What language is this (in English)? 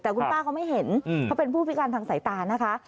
Thai